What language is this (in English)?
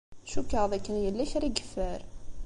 Kabyle